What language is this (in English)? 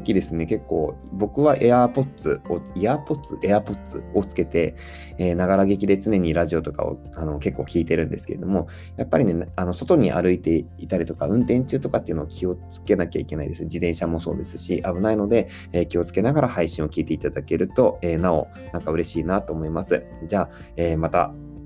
Japanese